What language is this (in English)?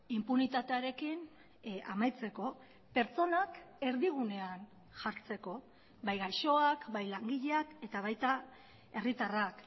Basque